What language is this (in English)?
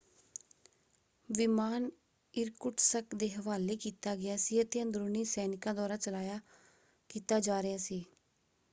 Punjabi